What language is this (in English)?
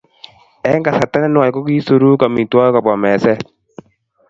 Kalenjin